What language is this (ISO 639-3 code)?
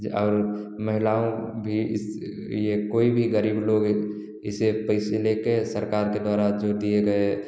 hin